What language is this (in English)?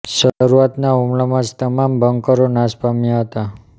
Gujarati